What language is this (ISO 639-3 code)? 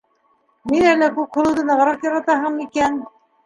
bak